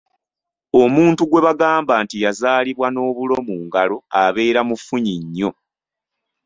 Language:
Ganda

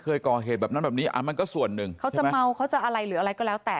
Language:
Thai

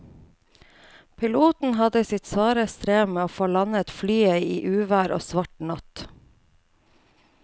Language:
Norwegian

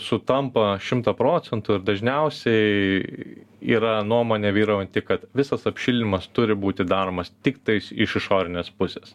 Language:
Lithuanian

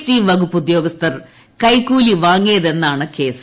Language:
Malayalam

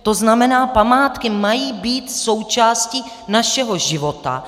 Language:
Czech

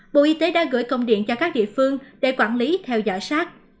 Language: Vietnamese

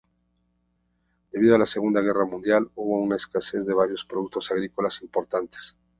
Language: Spanish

